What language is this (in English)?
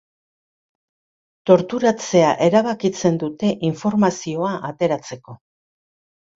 Basque